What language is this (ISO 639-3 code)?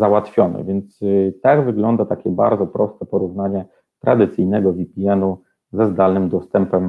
pol